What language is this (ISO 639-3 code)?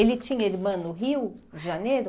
por